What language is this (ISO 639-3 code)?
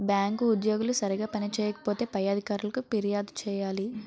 tel